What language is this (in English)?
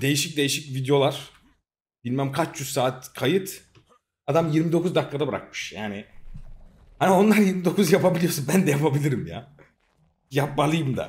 Turkish